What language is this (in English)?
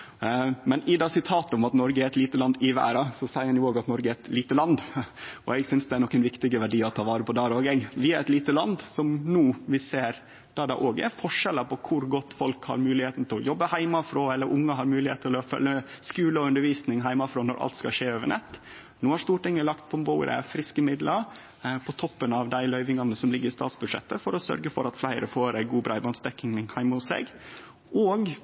Norwegian Nynorsk